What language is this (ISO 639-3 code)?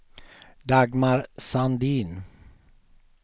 swe